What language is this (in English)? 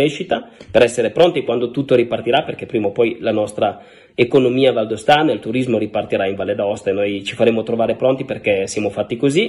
Italian